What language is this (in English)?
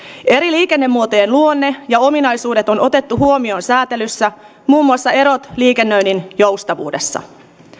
Finnish